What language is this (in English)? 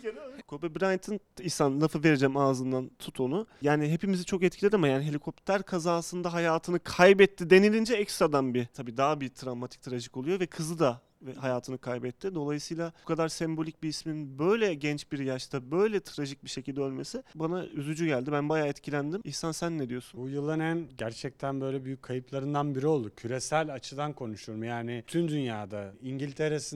Turkish